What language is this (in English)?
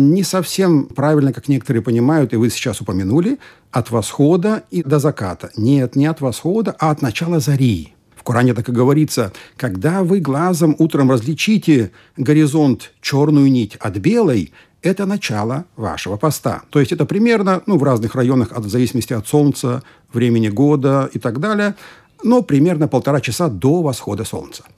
Russian